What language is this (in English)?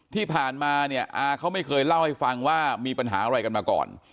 Thai